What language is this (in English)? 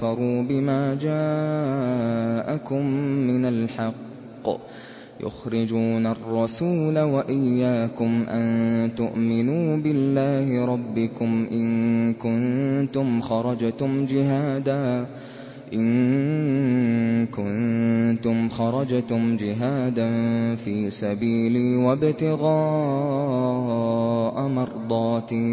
Arabic